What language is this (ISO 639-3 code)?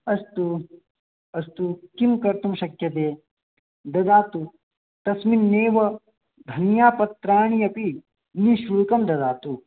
san